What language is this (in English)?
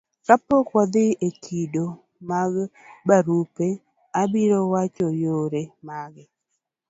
Luo (Kenya and Tanzania)